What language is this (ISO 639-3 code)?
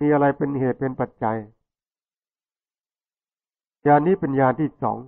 tha